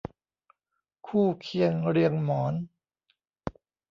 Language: Thai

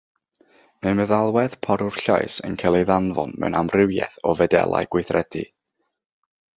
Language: Welsh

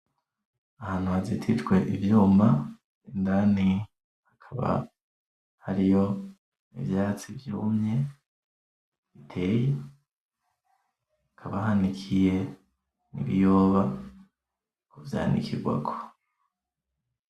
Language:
Rundi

